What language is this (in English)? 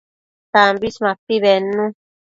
Matsés